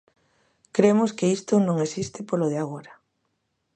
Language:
Galician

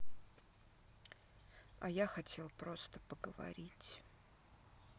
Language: Russian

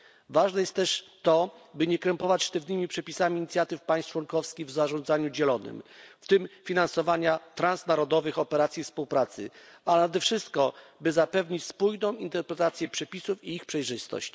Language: Polish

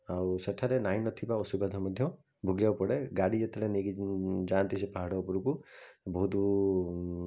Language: Odia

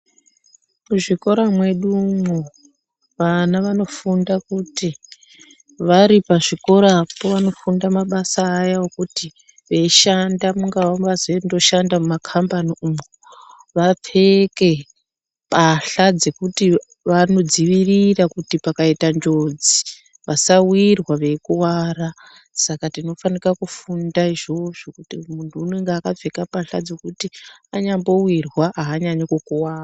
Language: Ndau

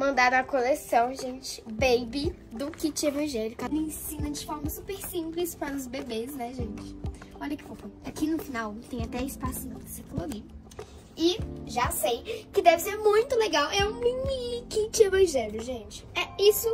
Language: Portuguese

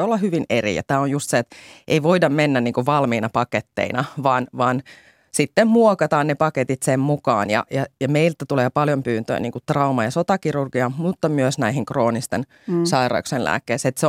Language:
Finnish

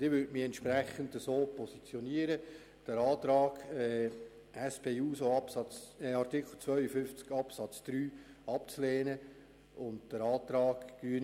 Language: Swiss German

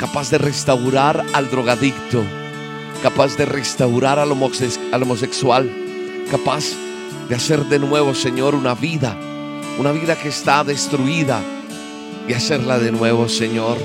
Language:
Spanish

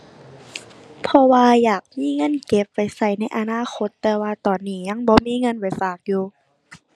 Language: Thai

